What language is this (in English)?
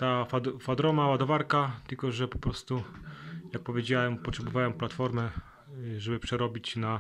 Polish